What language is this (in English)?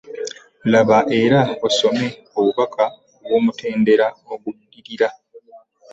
Ganda